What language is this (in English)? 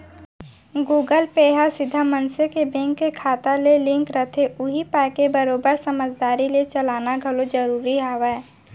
Chhattisgarhi